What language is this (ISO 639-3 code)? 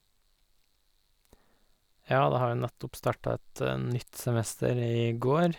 nor